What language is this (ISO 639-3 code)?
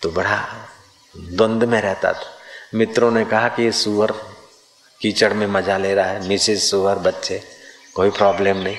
hin